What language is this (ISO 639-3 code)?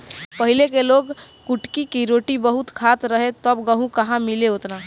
bho